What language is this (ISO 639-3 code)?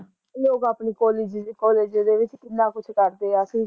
pan